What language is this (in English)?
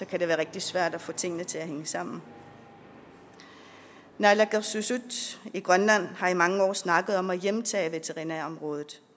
Danish